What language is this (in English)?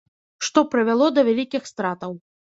Belarusian